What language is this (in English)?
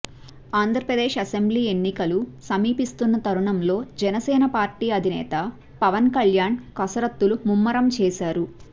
Telugu